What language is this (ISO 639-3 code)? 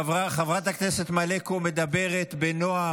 heb